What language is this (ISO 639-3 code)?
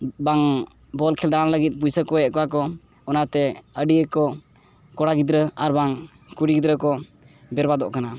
sat